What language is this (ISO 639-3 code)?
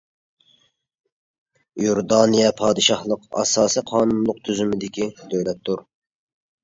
uig